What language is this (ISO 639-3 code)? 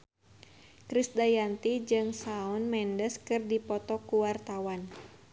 sun